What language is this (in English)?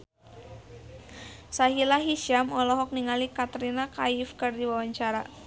Sundanese